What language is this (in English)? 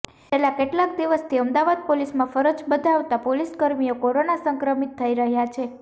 Gujarati